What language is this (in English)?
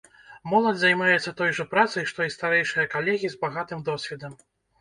Belarusian